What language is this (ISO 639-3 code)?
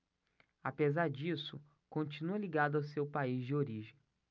por